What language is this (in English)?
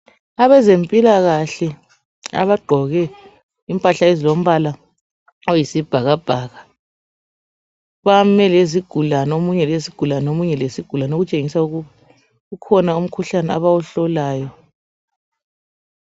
North Ndebele